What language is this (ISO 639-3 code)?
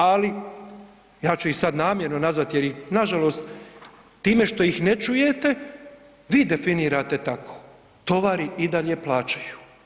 hrv